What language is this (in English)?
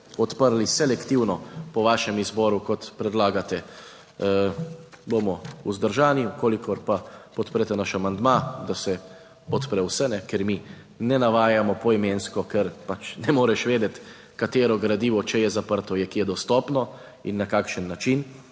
Slovenian